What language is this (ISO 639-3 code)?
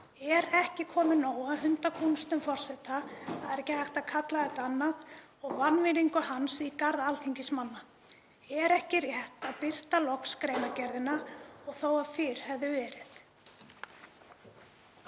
isl